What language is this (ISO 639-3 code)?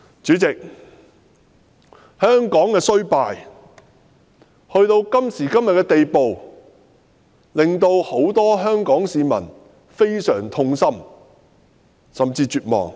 yue